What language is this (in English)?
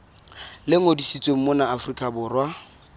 Southern Sotho